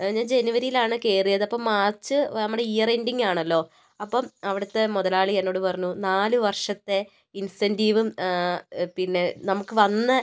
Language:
Malayalam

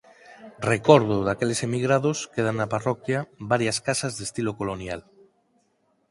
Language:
Galician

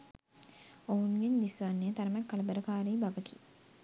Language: Sinhala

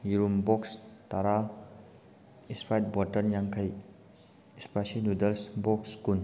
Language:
Manipuri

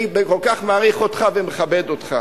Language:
Hebrew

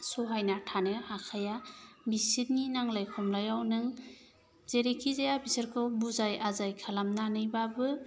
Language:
Bodo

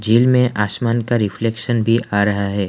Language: Hindi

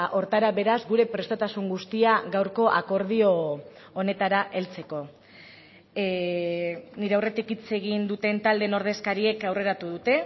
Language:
Basque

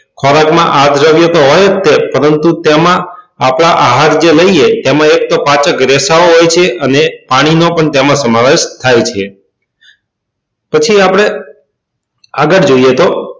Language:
Gujarati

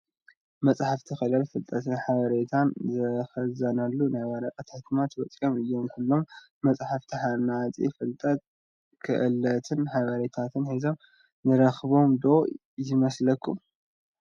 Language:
Tigrinya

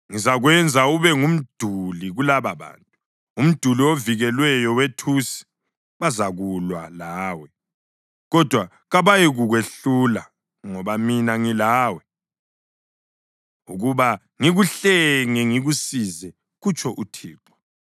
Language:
North Ndebele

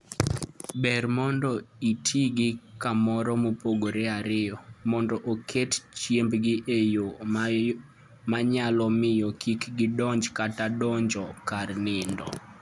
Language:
Luo (Kenya and Tanzania)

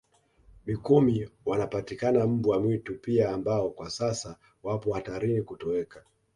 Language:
Swahili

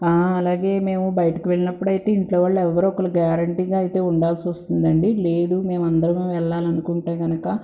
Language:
Telugu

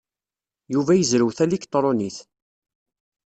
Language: Kabyle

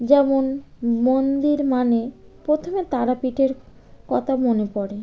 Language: Bangla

